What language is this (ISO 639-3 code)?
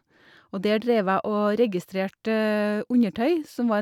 nor